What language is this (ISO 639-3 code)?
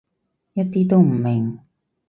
yue